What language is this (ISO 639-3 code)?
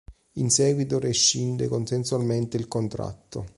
ita